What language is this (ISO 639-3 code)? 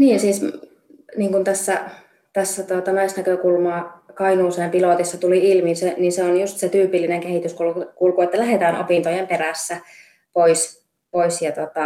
fin